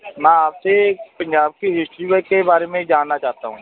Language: Punjabi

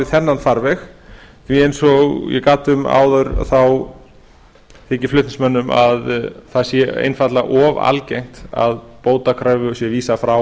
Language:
Icelandic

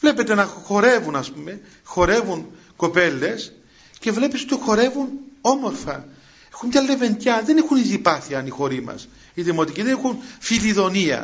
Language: Greek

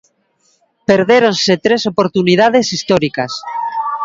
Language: Galician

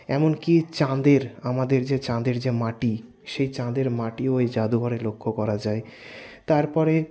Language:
Bangla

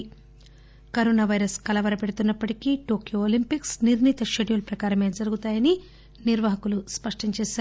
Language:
Telugu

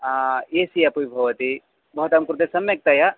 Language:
Sanskrit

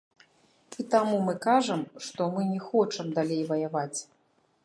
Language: Belarusian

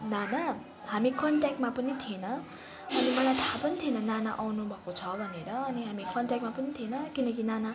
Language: Nepali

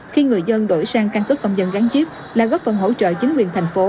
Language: Vietnamese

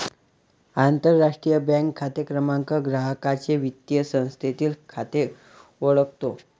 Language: Marathi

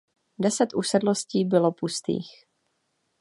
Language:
Czech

